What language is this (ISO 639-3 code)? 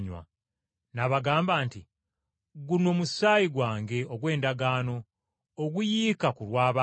lug